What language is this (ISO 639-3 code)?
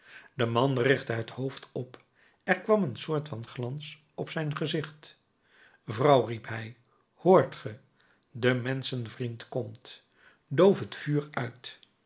nld